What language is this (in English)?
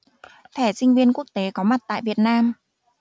Vietnamese